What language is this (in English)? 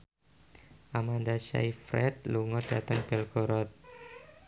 Javanese